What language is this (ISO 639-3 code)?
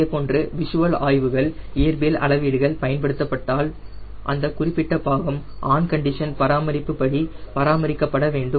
tam